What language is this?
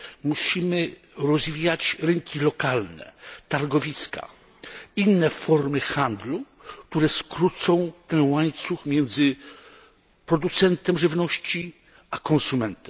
Polish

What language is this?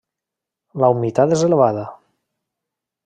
Catalan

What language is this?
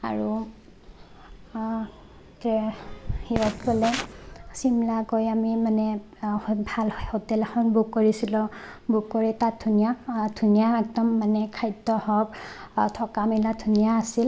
Assamese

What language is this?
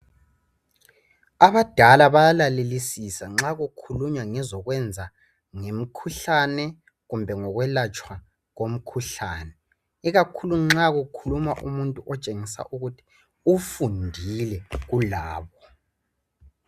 North Ndebele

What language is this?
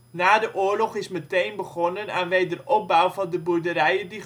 Dutch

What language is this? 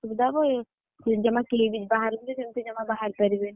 Odia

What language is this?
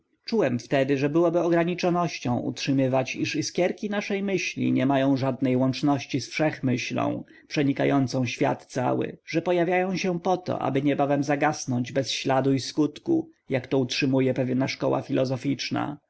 Polish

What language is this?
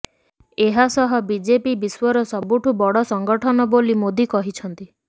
Odia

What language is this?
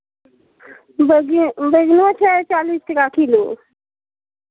Maithili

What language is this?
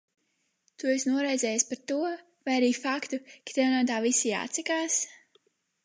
Latvian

